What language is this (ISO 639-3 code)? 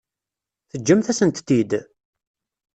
kab